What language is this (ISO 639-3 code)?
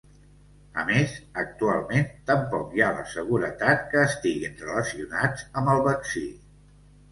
cat